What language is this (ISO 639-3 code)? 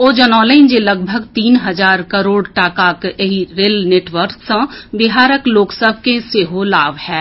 mai